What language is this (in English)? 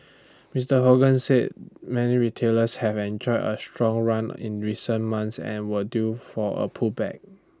English